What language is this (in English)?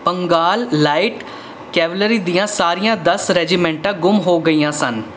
Punjabi